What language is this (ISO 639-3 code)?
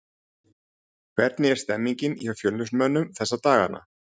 isl